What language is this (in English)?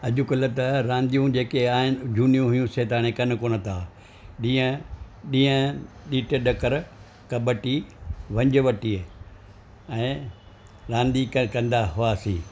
Sindhi